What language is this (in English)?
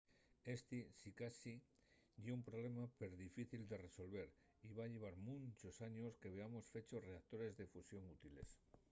Asturian